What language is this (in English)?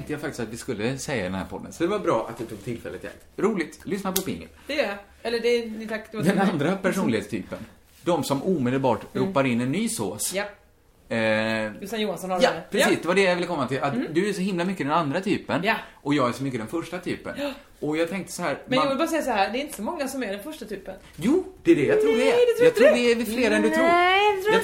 Swedish